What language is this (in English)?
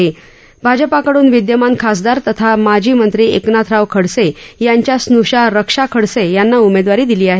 Marathi